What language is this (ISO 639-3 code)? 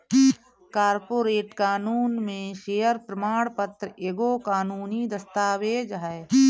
bho